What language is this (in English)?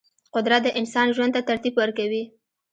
Pashto